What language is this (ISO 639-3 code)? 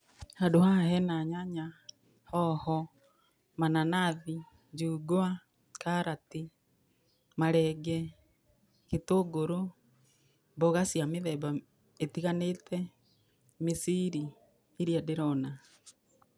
kik